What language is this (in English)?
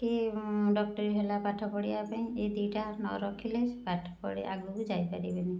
Odia